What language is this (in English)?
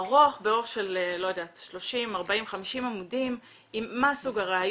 Hebrew